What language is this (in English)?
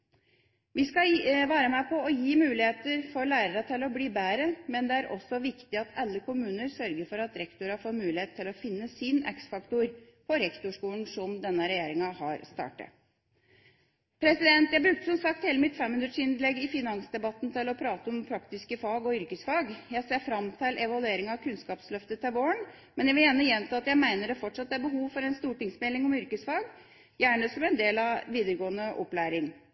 Norwegian Bokmål